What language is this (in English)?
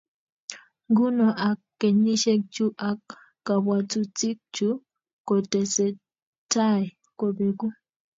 Kalenjin